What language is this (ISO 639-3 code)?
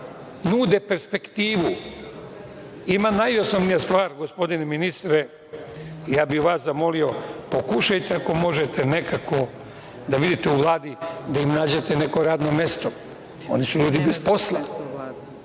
srp